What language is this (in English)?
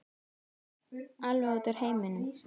Icelandic